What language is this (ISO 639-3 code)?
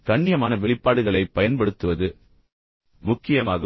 tam